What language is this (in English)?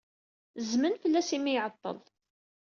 Kabyle